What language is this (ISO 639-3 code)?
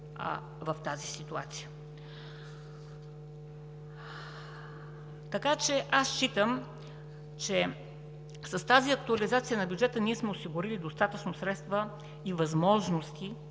bul